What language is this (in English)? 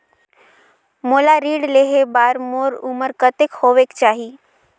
Chhattisgarhi